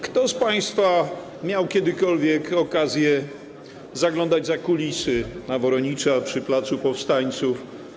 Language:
Polish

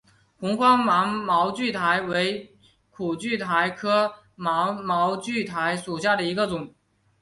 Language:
Chinese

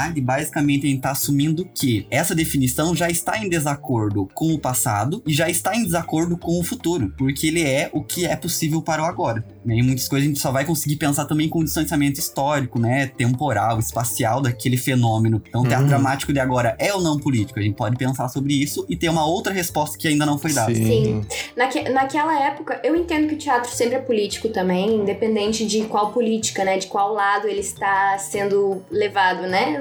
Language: Portuguese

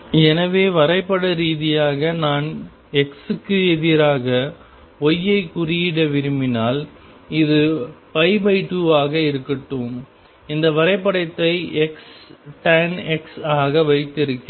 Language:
Tamil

